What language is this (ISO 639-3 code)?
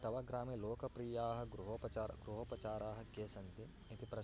san